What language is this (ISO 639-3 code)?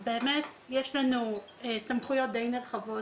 heb